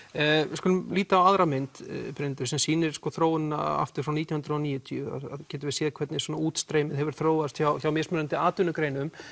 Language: Icelandic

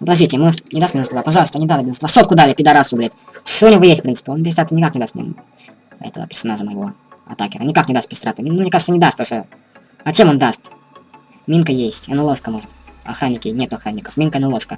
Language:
Russian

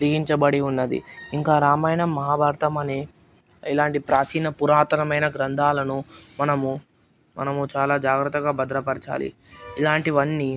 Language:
Telugu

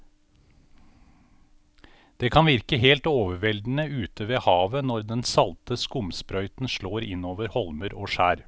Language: Norwegian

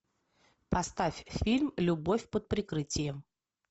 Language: Russian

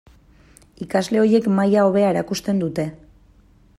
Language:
Basque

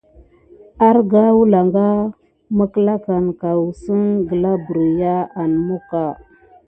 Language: Gidar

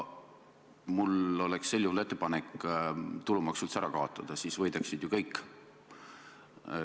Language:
Estonian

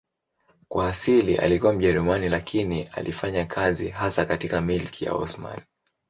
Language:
Swahili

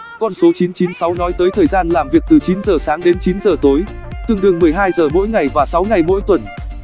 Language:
Vietnamese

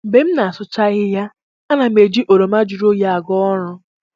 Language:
Igbo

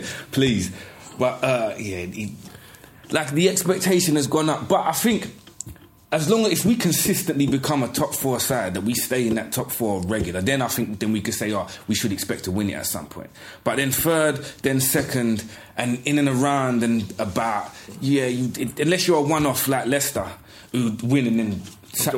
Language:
English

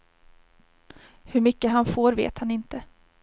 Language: Swedish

